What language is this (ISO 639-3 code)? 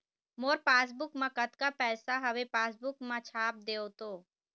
hne